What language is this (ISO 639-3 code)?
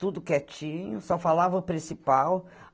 por